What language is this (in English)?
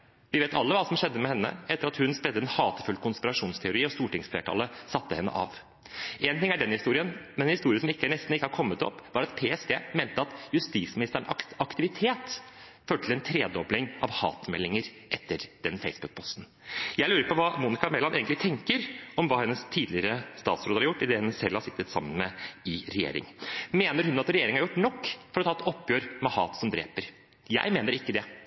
Norwegian Bokmål